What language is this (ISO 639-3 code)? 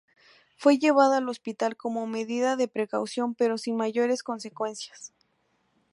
spa